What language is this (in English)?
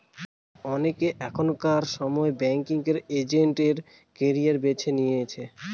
Bangla